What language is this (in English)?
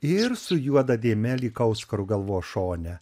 Lithuanian